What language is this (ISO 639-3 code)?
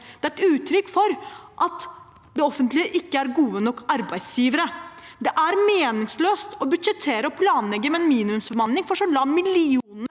nor